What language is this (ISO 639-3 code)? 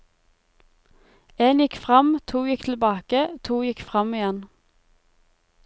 nor